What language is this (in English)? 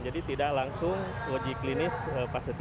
Indonesian